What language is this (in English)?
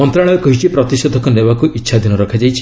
Odia